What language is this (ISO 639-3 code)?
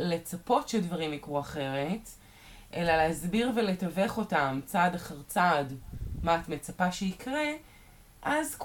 heb